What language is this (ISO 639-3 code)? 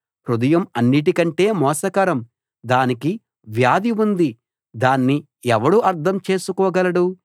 tel